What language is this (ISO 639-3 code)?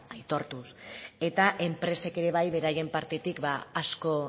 eus